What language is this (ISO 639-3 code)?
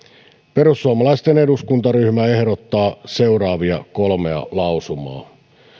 fin